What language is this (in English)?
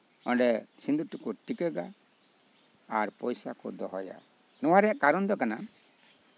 Santali